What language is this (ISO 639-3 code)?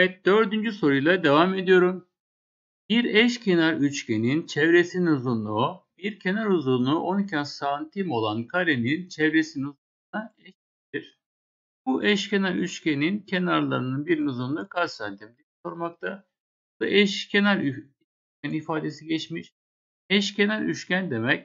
tur